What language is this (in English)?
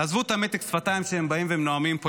Hebrew